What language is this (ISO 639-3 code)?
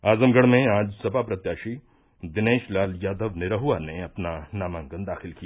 hin